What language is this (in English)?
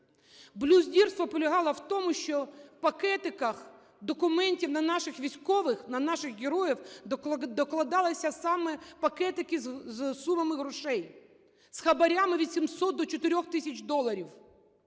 Ukrainian